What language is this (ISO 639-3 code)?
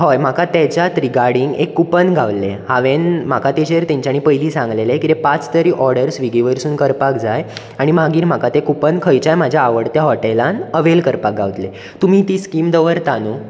kok